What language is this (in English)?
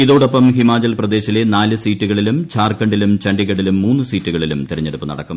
Malayalam